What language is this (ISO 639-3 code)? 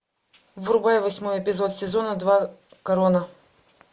rus